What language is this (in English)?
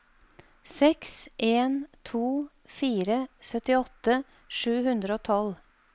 Norwegian